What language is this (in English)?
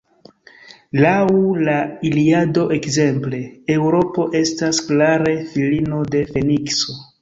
Esperanto